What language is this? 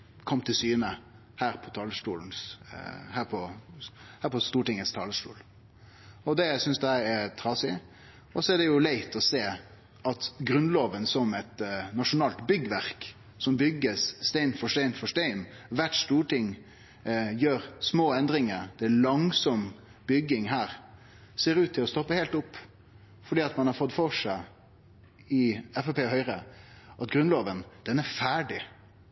Norwegian Nynorsk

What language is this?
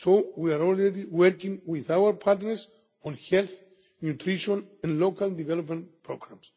English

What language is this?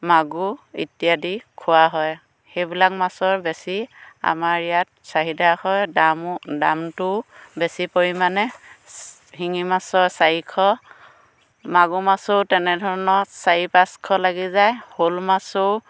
Assamese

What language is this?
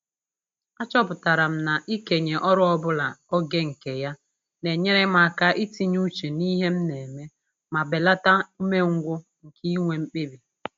Igbo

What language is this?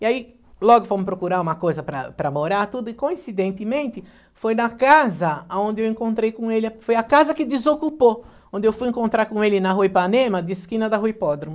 Portuguese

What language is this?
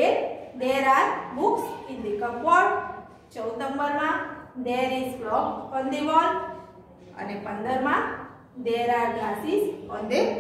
Hindi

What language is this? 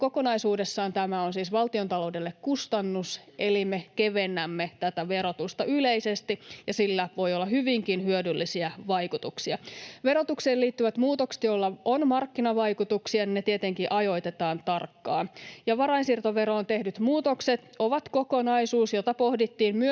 Finnish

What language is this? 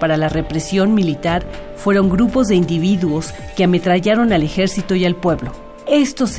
Spanish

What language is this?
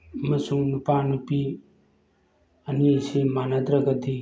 Manipuri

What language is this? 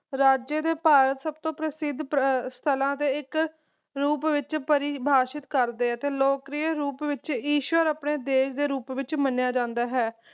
Punjabi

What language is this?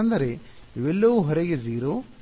Kannada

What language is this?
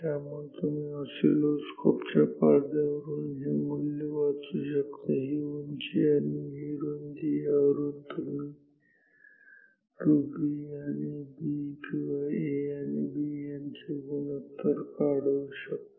Marathi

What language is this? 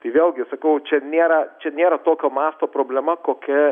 Lithuanian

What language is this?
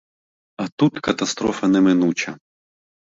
Ukrainian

